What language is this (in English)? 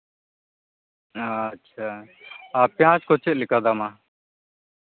Santali